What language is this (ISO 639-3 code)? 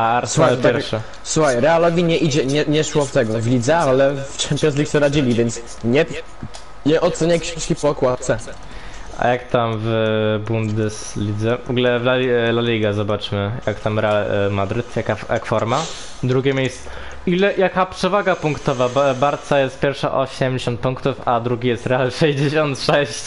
pol